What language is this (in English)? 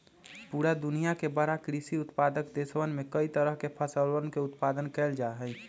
Magahi